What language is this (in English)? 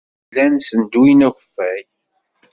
Kabyle